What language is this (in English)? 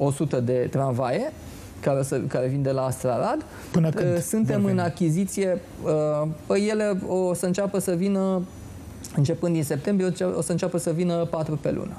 Romanian